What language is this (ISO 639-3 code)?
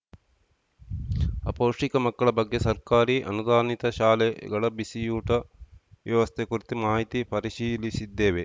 kan